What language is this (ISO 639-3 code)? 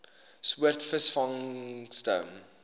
afr